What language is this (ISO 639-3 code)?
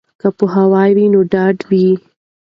pus